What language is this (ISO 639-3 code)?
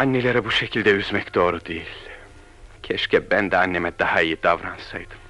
tur